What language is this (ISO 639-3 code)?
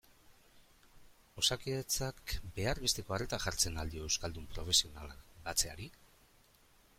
eus